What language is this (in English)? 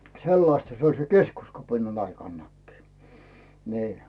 Finnish